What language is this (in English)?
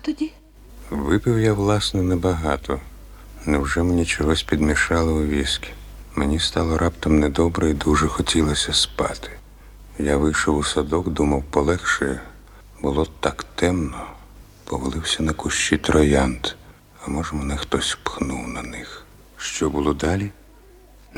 Ukrainian